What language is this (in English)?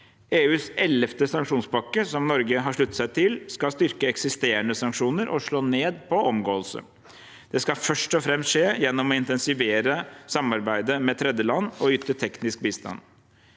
Norwegian